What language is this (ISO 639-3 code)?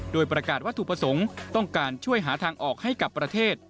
tha